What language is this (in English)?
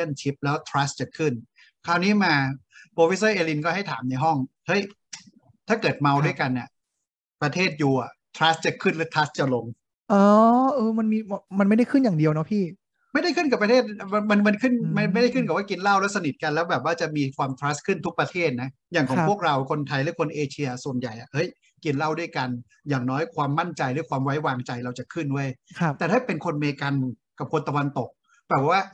Thai